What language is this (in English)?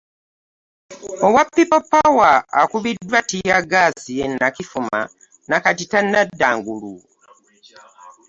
Ganda